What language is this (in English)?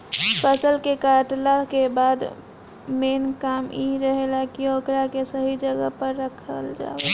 Bhojpuri